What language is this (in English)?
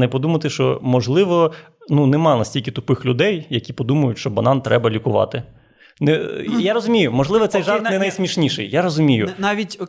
Ukrainian